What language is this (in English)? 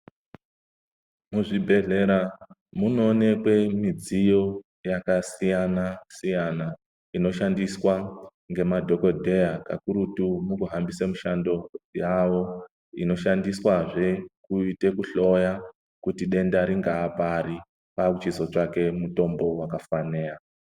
Ndau